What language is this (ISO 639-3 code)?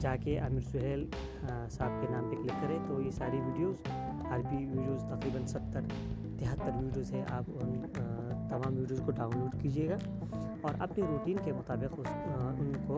urd